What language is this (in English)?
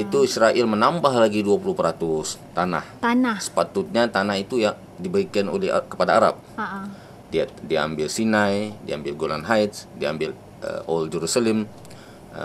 Malay